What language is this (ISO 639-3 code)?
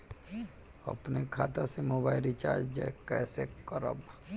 bho